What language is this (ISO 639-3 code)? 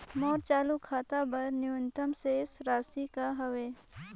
hne